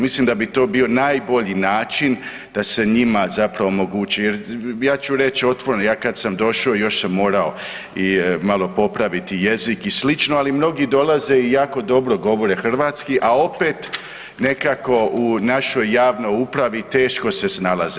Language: Croatian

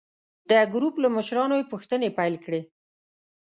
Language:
Pashto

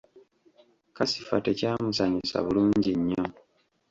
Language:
Ganda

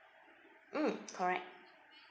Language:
English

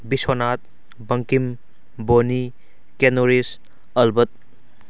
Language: Manipuri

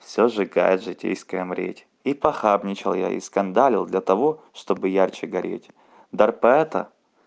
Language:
Russian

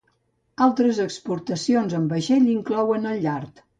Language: Catalan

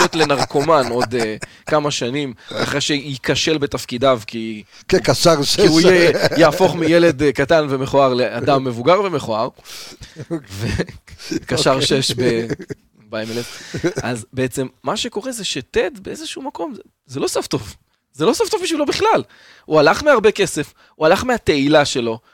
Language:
Hebrew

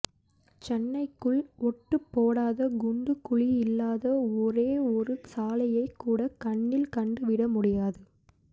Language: Tamil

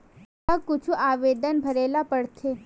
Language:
Chhattisgarhi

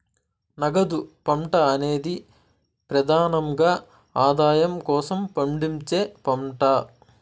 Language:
Telugu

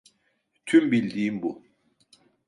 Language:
Turkish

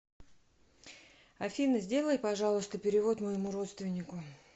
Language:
Russian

